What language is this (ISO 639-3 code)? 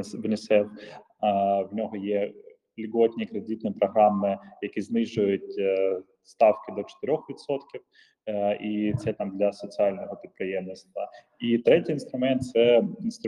ukr